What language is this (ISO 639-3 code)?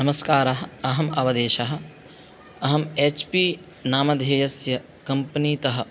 san